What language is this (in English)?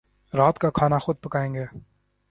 Urdu